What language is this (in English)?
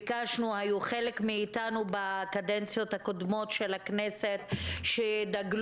Hebrew